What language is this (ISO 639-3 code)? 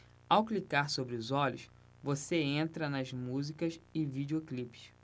por